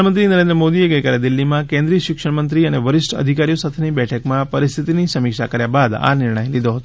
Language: Gujarati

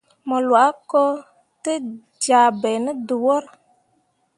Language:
Mundang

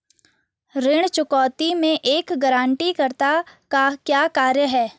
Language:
Hindi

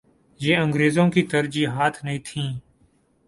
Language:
Urdu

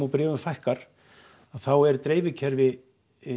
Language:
Icelandic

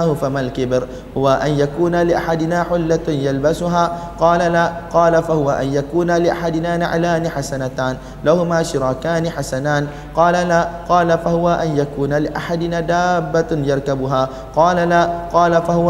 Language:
Malay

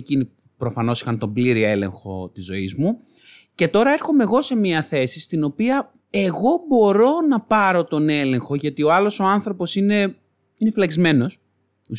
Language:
Greek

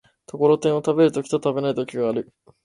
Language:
Japanese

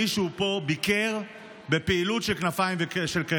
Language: Hebrew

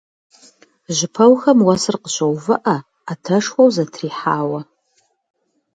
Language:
Kabardian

